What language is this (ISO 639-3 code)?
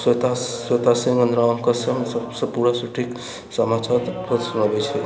mai